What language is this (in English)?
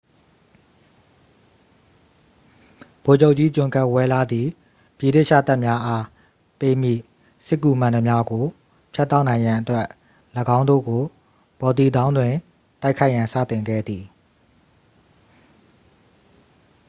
Burmese